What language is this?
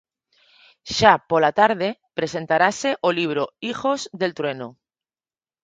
Galician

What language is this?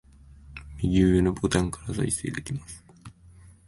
Japanese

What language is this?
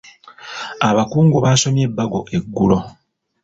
Ganda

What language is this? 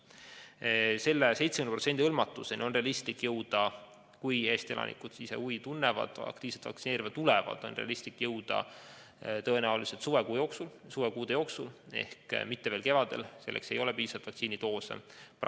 Estonian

